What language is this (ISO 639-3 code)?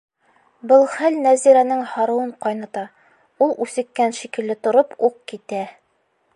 bak